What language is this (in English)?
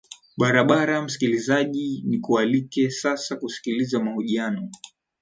Swahili